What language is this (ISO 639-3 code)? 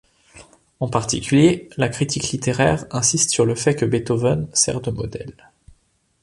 fra